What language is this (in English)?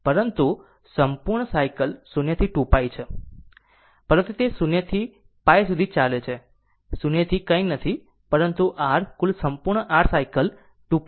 Gujarati